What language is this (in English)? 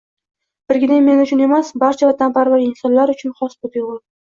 Uzbek